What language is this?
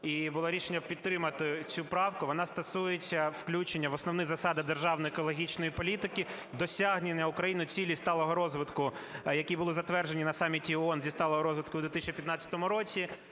Ukrainian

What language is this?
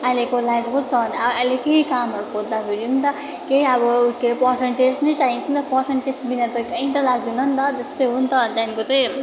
Nepali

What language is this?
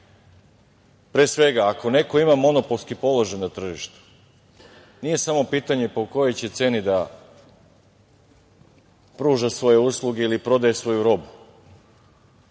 Serbian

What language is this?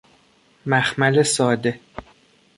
Persian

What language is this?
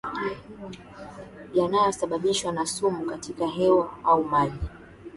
Swahili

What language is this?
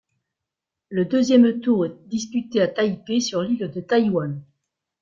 French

